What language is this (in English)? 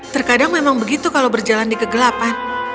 Indonesian